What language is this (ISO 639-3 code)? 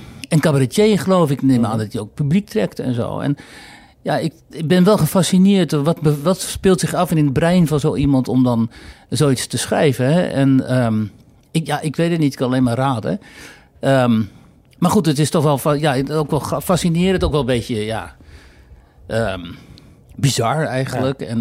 nld